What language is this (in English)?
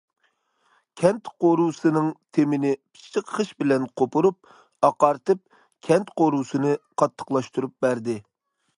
Uyghur